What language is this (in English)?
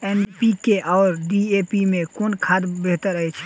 Maithili